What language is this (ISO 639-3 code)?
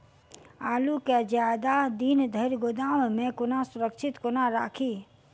mai